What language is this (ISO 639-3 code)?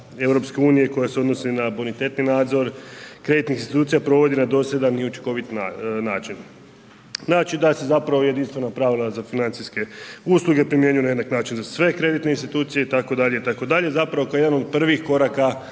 hrv